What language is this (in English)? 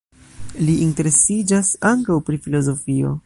Esperanto